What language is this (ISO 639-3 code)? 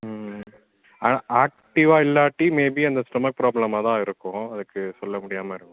tam